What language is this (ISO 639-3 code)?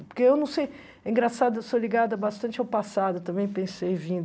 por